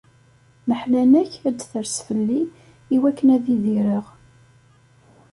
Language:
Kabyle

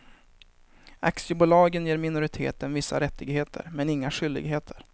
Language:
Swedish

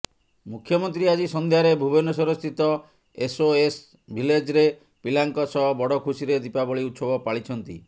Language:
Odia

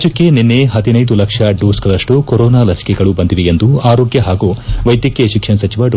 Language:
Kannada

